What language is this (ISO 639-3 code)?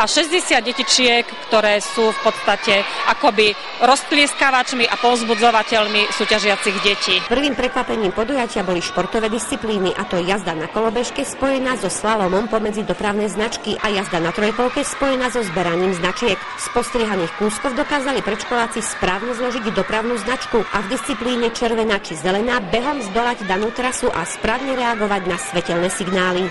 slk